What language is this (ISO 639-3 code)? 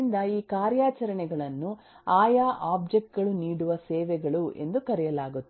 kan